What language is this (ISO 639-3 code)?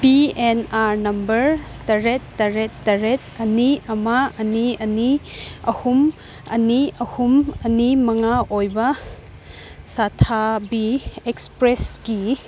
mni